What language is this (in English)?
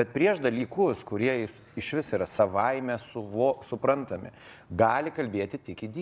Lithuanian